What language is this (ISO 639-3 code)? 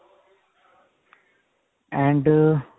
pan